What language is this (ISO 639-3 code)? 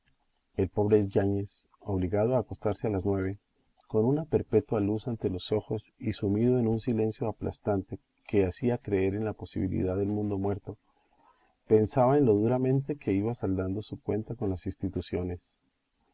spa